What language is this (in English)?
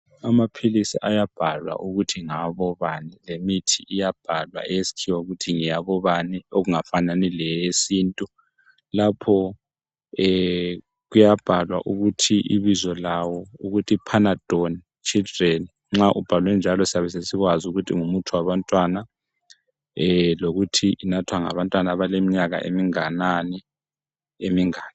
North Ndebele